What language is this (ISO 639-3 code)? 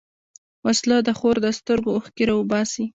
pus